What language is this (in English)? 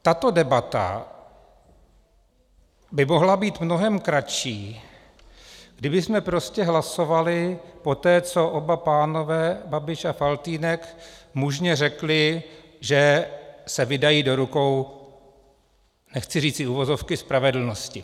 Czech